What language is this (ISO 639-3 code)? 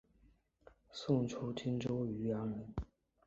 zho